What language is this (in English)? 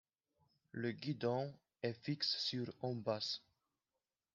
French